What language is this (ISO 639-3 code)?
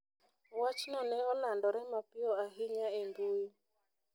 luo